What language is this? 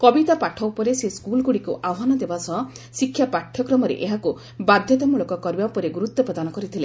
Odia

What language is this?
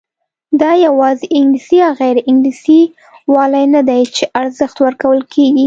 Pashto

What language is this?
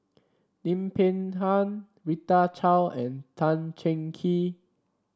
English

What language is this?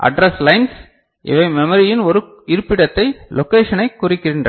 Tamil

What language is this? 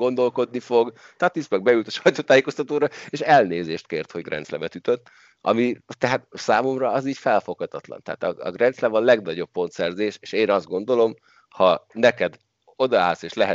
Hungarian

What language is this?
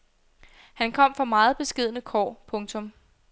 Danish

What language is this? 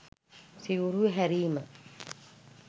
Sinhala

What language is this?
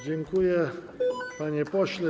Polish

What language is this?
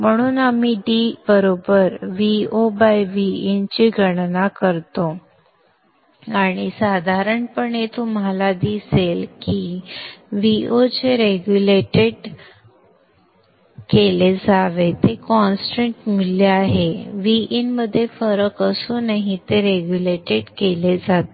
Marathi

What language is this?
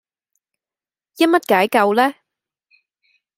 Cantonese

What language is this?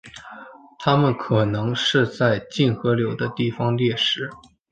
Chinese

